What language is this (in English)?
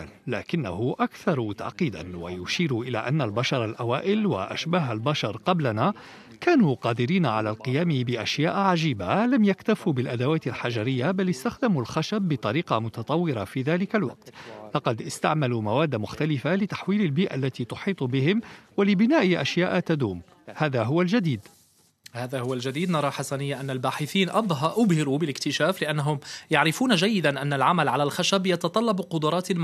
Arabic